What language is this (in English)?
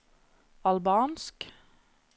Norwegian